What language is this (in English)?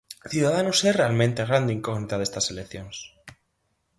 Galician